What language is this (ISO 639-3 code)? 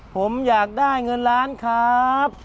tha